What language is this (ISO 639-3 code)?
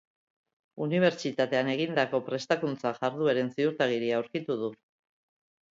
eus